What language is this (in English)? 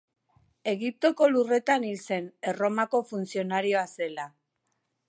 Basque